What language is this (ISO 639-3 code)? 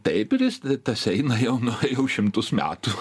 lit